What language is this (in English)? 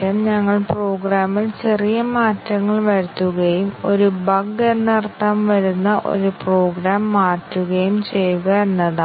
Malayalam